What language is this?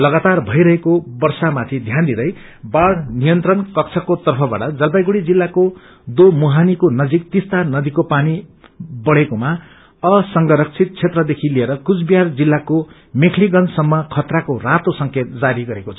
Nepali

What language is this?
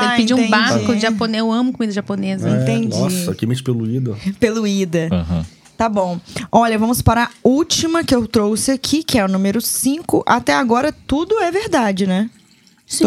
Portuguese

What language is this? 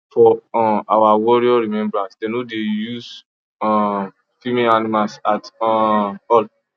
Nigerian Pidgin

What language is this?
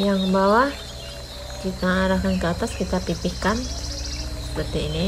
Indonesian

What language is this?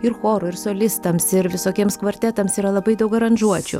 Lithuanian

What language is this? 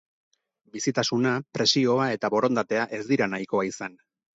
Basque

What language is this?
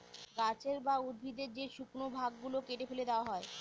Bangla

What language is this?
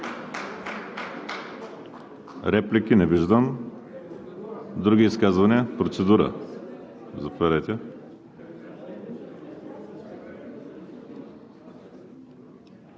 Bulgarian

